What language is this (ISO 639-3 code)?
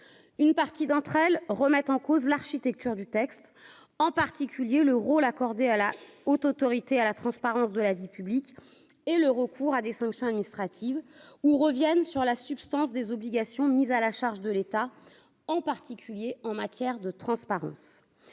fra